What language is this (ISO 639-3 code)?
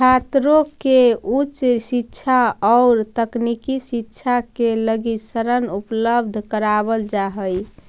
mag